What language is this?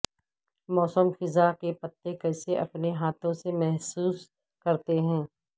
Urdu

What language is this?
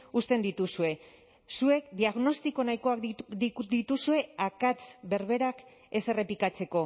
Basque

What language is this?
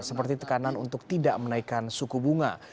Indonesian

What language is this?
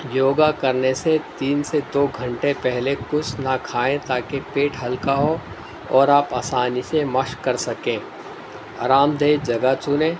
Urdu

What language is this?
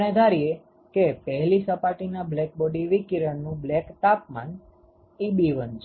Gujarati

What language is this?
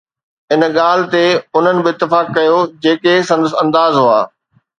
Sindhi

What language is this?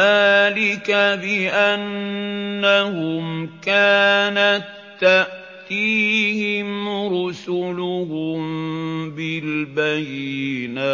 Arabic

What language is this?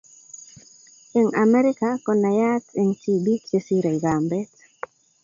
Kalenjin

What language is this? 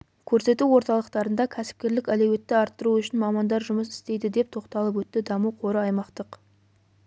Kazakh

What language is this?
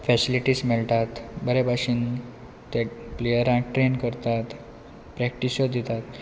Konkani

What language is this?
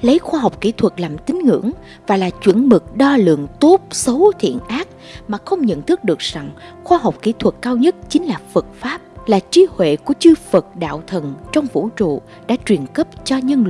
Vietnamese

